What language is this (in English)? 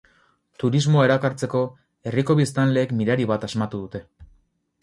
Basque